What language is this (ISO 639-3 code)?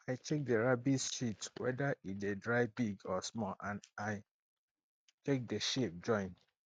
pcm